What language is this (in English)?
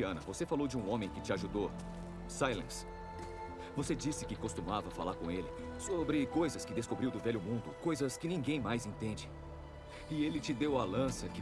Portuguese